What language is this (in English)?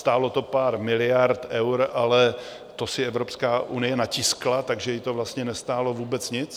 Czech